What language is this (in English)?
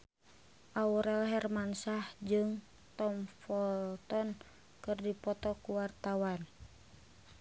Sundanese